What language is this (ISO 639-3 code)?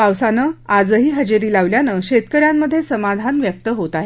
mar